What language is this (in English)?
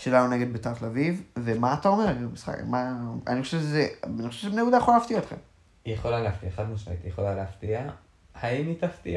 Hebrew